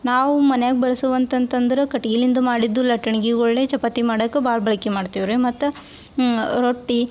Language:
Kannada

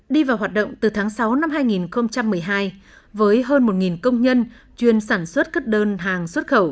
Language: Vietnamese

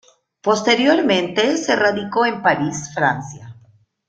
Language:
Spanish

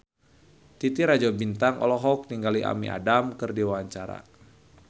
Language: Sundanese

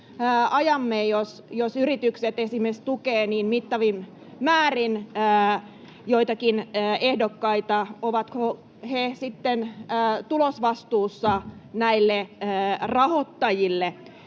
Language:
Finnish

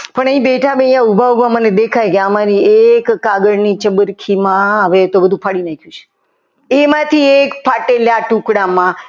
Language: Gujarati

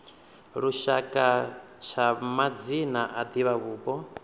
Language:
Venda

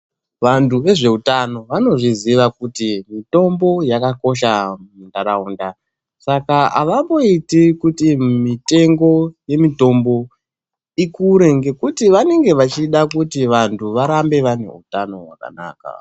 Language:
Ndau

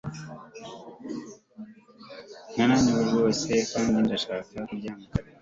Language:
Kinyarwanda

